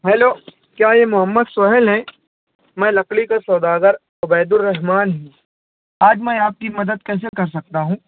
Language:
Urdu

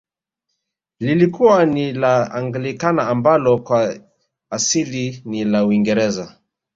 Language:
Swahili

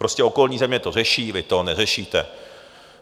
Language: Czech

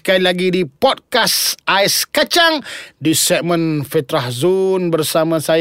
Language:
Malay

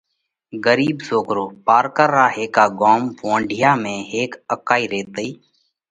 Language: Parkari Koli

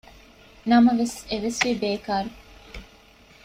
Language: Divehi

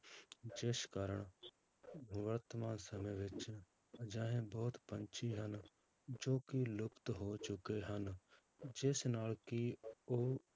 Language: Punjabi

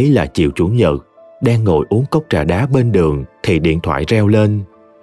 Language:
Vietnamese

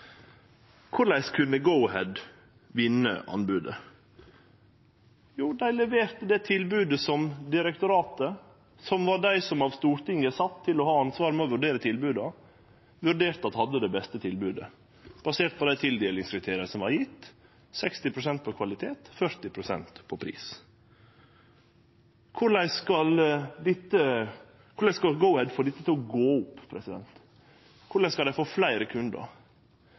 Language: Norwegian Nynorsk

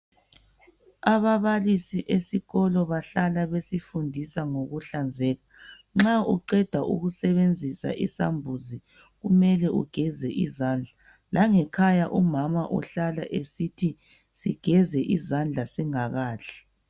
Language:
North Ndebele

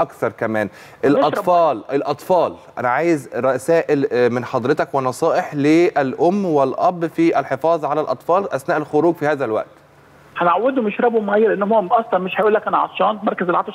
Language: Arabic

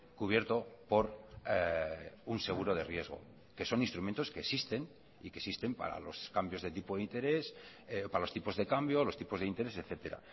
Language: Spanish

